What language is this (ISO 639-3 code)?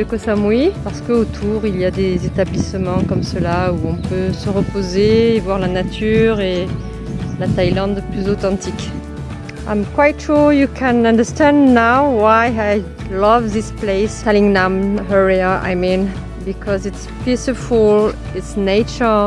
fra